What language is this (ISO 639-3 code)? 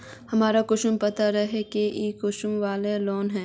mag